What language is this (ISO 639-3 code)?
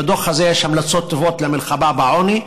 heb